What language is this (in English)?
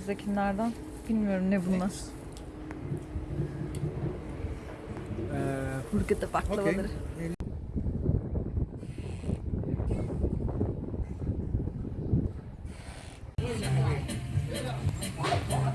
Turkish